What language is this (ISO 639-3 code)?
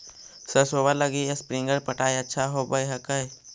mag